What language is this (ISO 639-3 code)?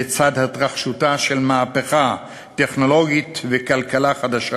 heb